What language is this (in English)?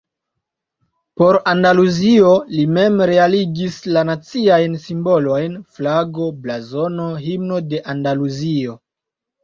Esperanto